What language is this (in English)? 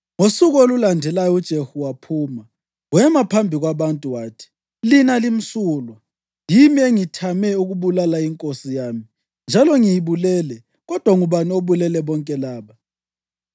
North Ndebele